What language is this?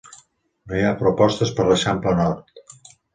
Catalan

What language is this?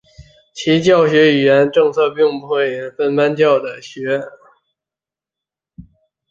Chinese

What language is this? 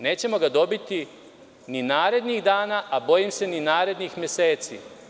Serbian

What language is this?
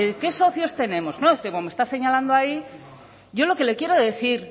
Spanish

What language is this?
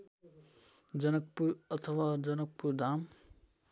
Nepali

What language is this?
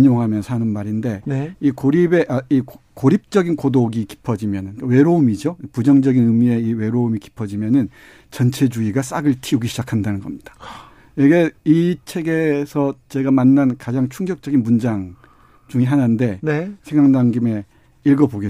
Korean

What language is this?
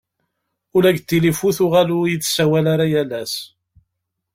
Kabyle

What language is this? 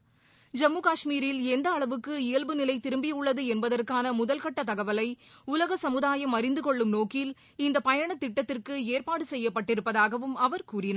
Tamil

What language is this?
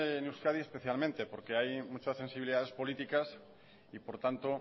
Spanish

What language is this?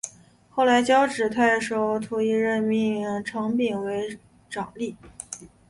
Chinese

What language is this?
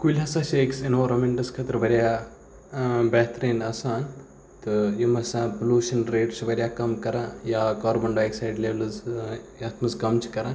Kashmiri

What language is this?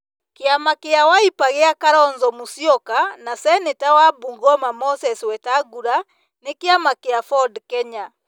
Kikuyu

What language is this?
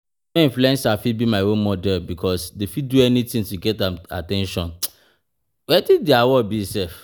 Nigerian Pidgin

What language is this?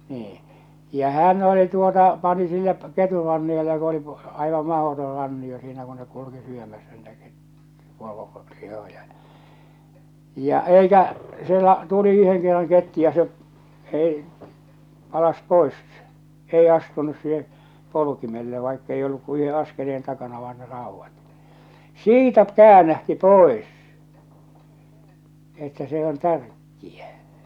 Finnish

